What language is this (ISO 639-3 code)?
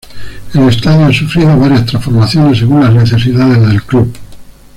spa